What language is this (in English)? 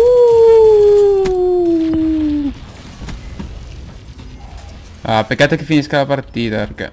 Italian